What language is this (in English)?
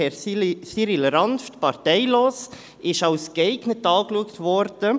Swiss German